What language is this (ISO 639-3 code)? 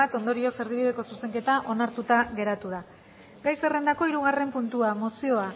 eus